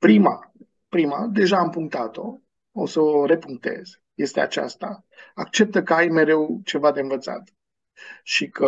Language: Romanian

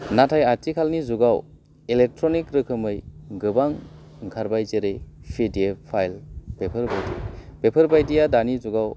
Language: Bodo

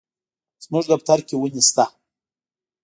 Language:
Pashto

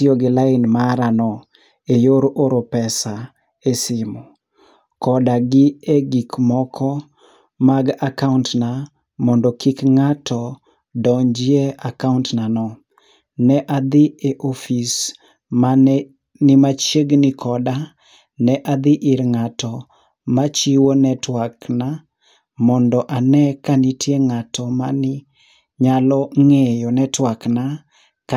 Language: Luo (Kenya and Tanzania)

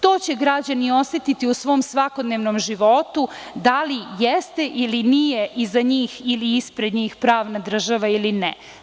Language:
Serbian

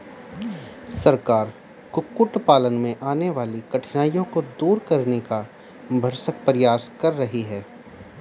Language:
Hindi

